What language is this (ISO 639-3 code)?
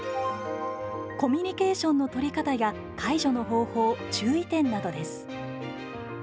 jpn